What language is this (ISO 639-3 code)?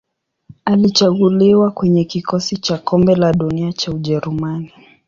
swa